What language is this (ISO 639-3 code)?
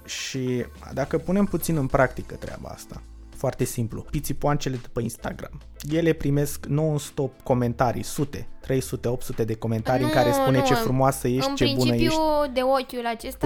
ron